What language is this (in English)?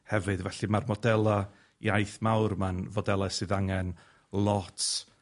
Welsh